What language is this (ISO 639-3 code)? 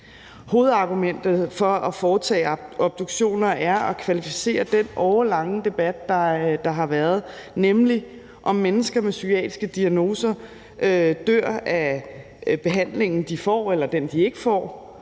dan